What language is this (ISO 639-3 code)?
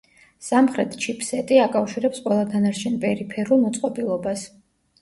kat